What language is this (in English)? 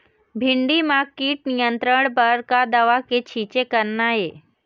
Chhattisgarhi